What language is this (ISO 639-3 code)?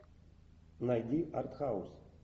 rus